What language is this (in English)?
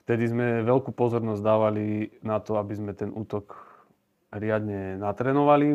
Slovak